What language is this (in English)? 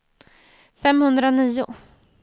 Swedish